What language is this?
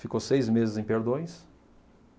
Portuguese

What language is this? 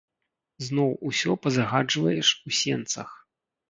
Belarusian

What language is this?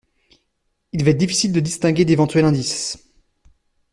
French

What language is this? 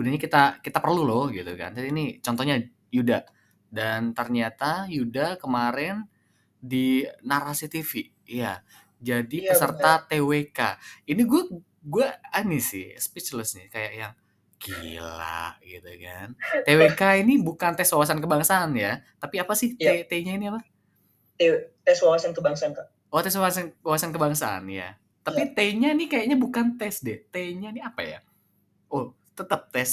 Indonesian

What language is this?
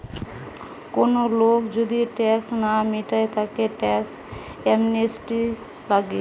Bangla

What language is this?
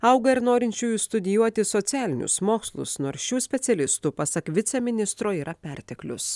Lithuanian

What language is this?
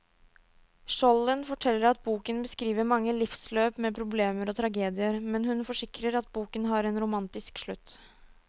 Norwegian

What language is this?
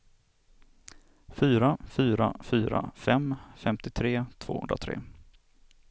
Swedish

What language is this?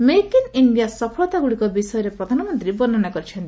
Odia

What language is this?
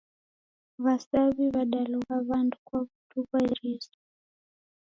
Taita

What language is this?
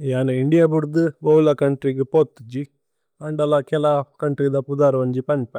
Tulu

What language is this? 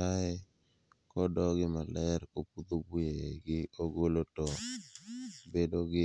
Luo (Kenya and Tanzania)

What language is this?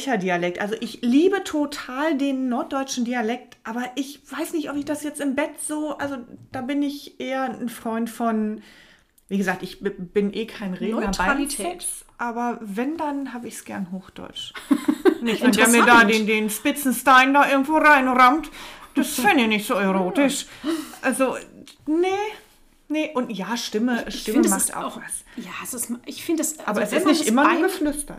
German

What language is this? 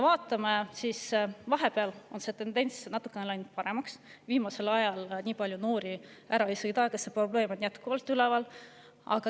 Estonian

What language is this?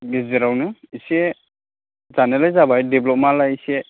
Bodo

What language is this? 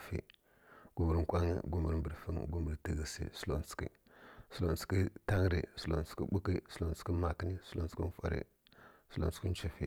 Kirya-Konzəl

